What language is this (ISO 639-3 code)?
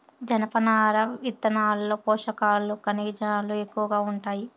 tel